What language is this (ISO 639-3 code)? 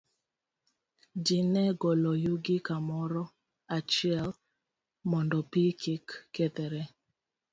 luo